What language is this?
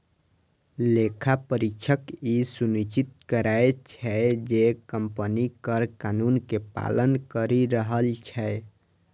Maithili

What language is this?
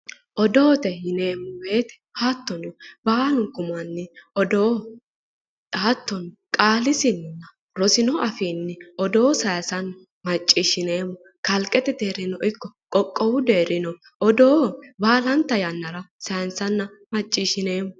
Sidamo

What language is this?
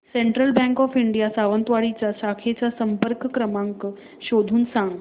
Marathi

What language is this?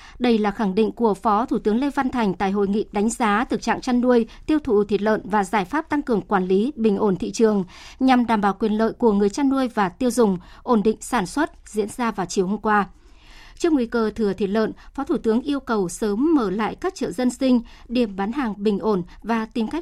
Vietnamese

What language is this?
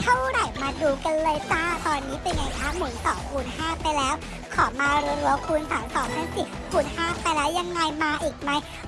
Thai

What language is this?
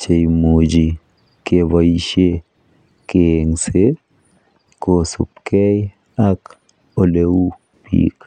Kalenjin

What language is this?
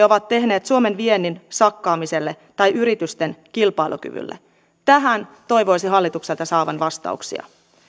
Finnish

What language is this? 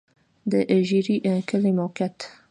Pashto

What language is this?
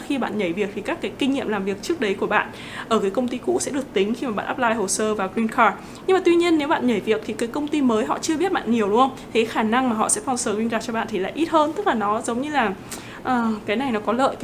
Vietnamese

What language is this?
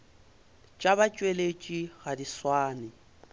Northern Sotho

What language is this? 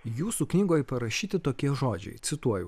Lithuanian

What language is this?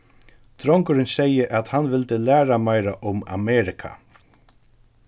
Faroese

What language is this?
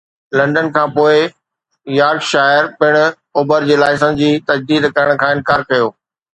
Sindhi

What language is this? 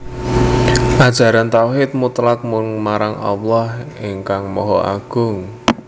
Javanese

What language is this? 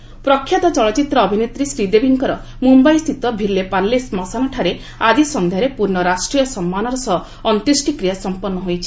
Odia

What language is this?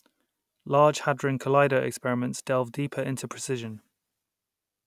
English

